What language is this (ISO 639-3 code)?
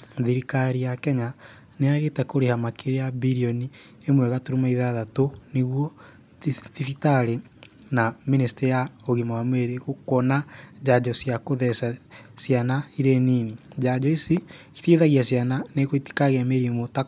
kik